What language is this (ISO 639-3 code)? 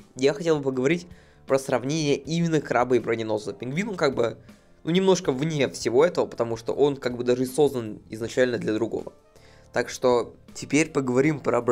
rus